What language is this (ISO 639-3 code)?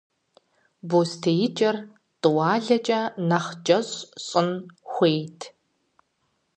kbd